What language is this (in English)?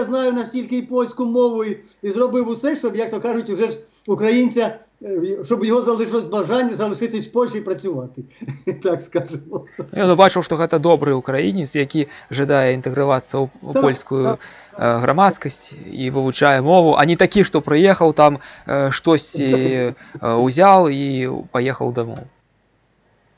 Russian